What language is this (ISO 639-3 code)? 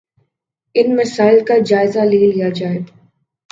urd